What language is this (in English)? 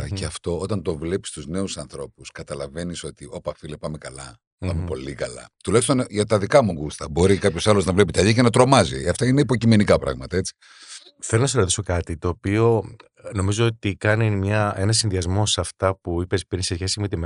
Greek